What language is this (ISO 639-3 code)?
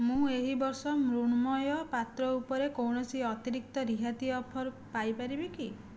ori